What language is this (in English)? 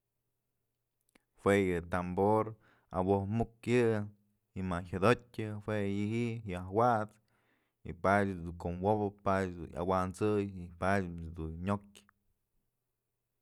Mazatlán Mixe